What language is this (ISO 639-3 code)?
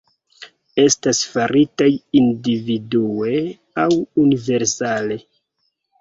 epo